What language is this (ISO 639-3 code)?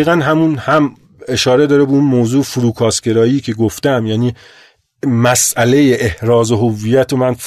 fas